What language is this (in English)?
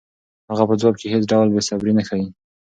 Pashto